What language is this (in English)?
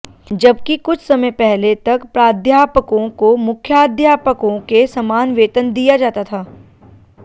Hindi